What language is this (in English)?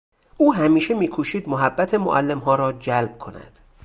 Persian